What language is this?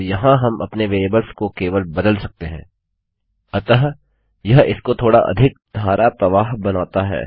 Hindi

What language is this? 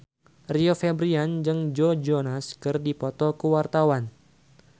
Sundanese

